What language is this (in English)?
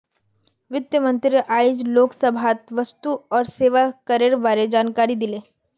Magahi